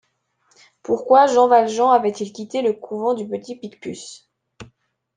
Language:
French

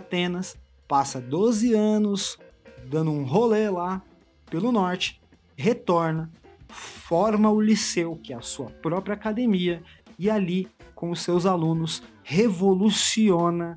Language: Portuguese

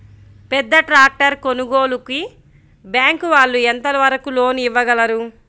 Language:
Telugu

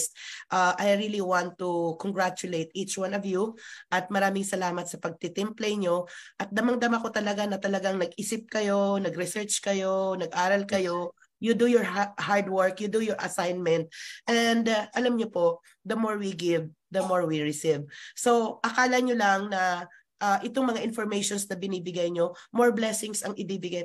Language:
Filipino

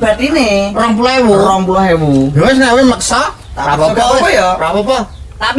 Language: Indonesian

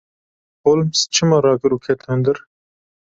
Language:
Kurdish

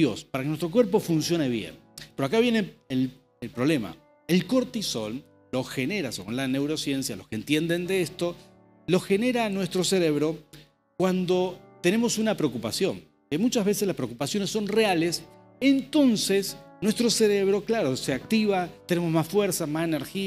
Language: Spanish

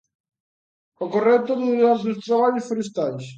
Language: Galician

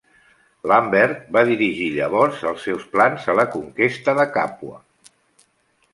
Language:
Catalan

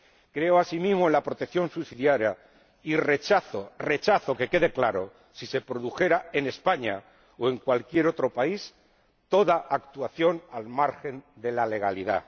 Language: Spanish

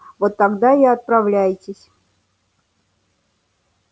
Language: Russian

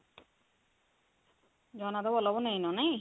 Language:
Odia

